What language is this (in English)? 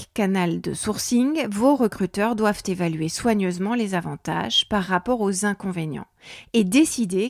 French